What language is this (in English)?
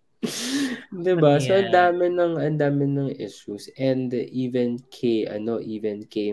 Filipino